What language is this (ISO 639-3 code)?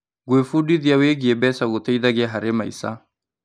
kik